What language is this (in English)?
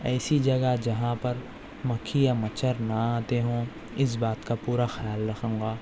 Urdu